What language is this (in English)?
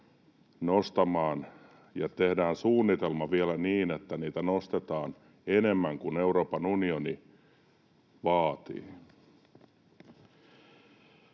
Finnish